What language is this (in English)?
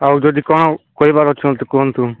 Odia